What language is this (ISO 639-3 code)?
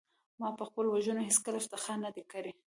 pus